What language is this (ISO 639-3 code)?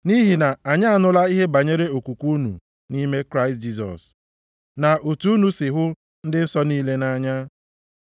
ibo